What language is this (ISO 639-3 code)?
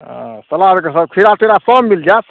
mai